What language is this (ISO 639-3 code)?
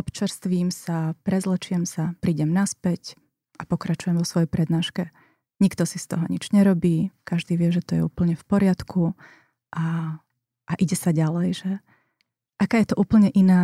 slk